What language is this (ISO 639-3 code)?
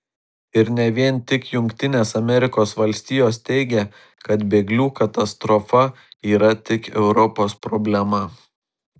lit